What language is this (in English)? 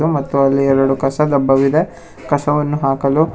Kannada